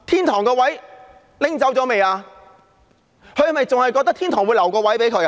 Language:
Cantonese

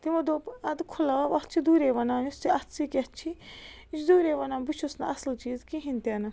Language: Kashmiri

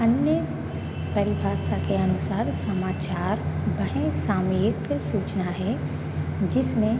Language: Hindi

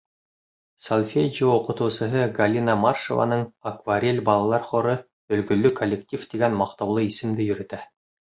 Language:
Bashkir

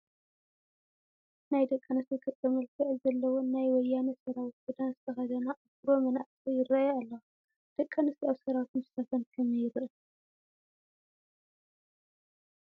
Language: Tigrinya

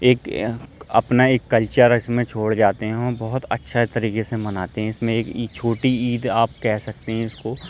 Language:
Urdu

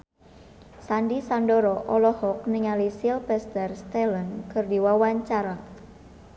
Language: Sundanese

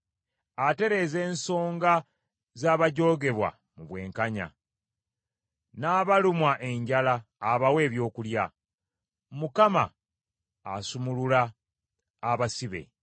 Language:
Ganda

